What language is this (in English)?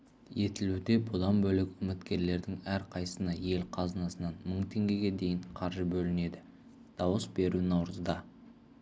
Kazakh